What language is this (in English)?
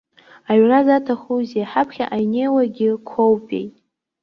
Abkhazian